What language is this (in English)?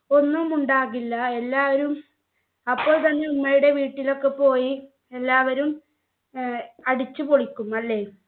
Malayalam